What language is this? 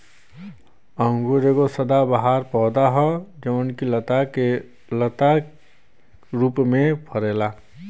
Bhojpuri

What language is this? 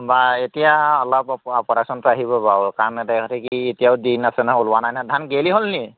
Assamese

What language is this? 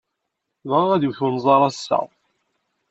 Kabyle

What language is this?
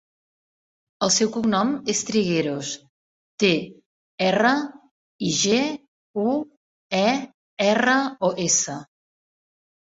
Catalan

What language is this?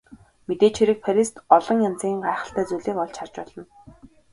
Mongolian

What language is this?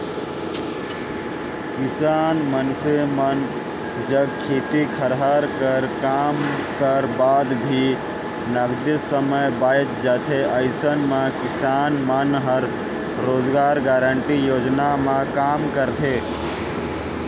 Chhattisgarhi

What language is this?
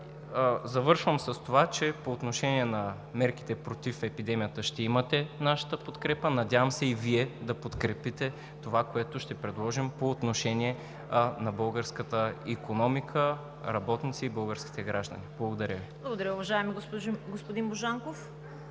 Bulgarian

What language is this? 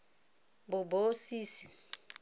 Tswana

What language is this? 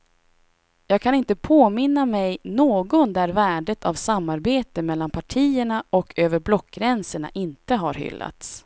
Swedish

